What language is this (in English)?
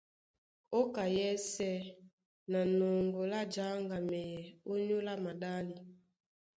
Duala